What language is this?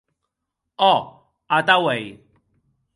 Occitan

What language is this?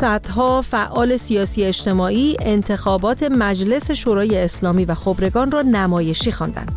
Persian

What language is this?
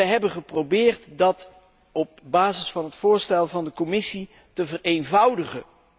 Dutch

